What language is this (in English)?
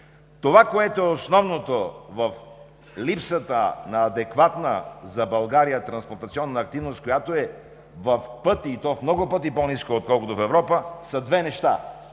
Bulgarian